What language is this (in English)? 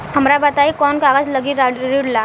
Bhojpuri